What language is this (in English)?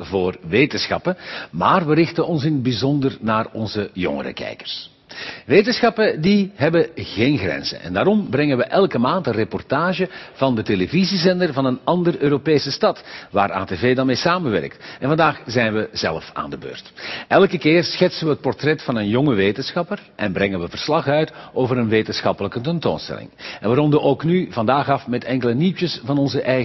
Dutch